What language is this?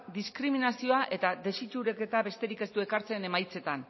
Basque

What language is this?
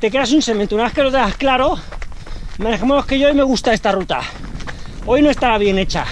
Spanish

